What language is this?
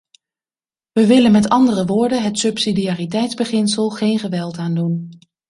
Dutch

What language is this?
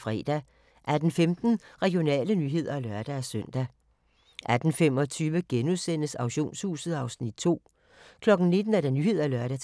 Danish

